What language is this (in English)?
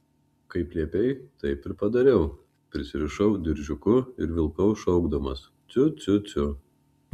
Lithuanian